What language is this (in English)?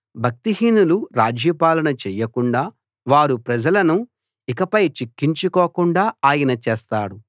Telugu